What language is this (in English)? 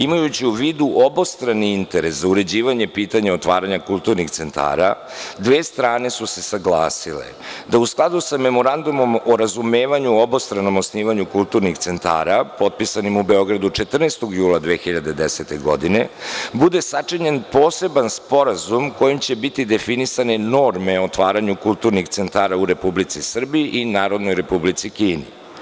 Serbian